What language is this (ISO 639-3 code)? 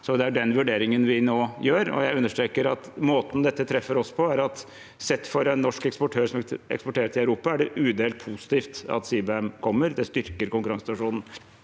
nor